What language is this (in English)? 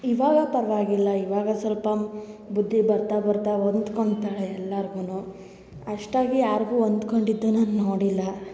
Kannada